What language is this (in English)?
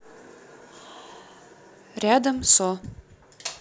Russian